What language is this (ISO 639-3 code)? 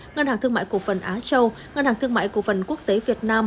vie